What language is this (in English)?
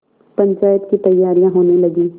Hindi